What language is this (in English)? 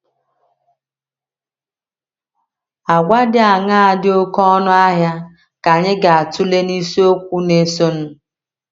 Igbo